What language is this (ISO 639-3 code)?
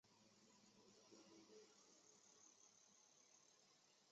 zho